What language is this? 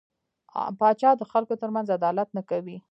Pashto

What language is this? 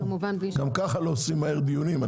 Hebrew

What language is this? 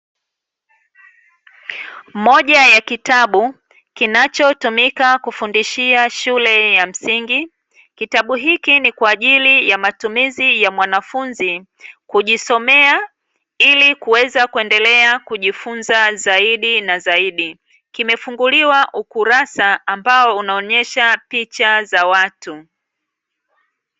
Swahili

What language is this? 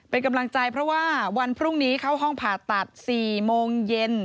Thai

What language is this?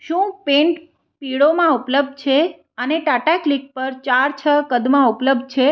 Gujarati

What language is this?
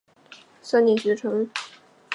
Chinese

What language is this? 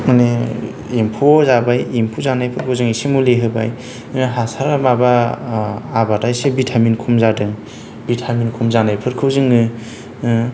Bodo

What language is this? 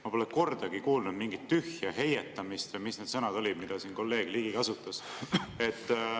Estonian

